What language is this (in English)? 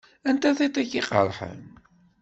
Kabyle